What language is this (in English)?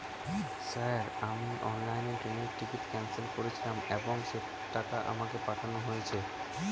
Bangla